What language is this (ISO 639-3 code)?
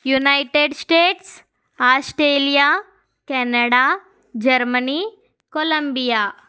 tel